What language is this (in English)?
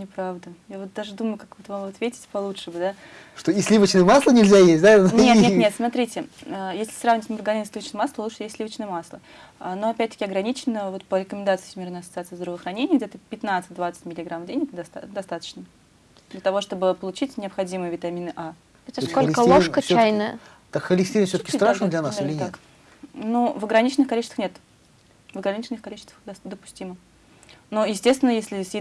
Russian